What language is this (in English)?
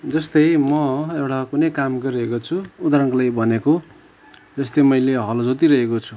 Nepali